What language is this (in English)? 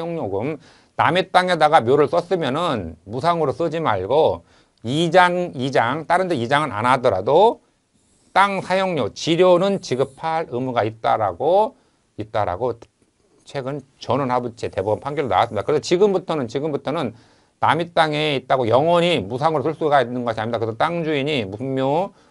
Korean